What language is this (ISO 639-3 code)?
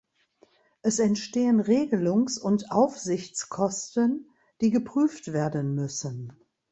deu